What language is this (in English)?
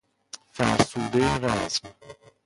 Persian